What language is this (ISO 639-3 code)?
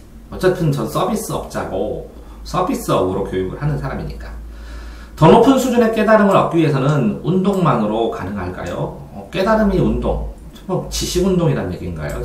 kor